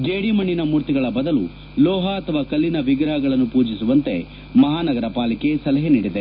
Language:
Kannada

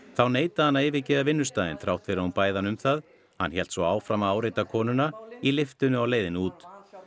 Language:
Icelandic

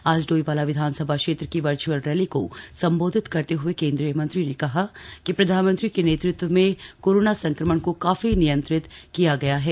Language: Hindi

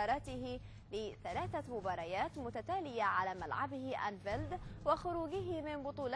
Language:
Arabic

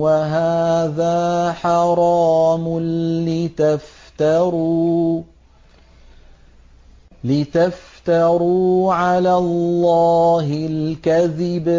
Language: Arabic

